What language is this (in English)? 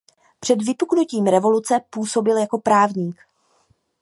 Czech